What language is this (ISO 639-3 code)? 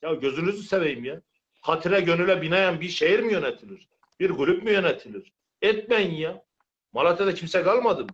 tur